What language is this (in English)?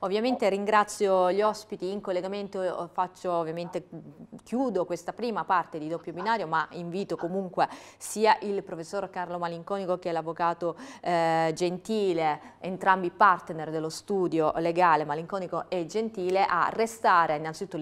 Italian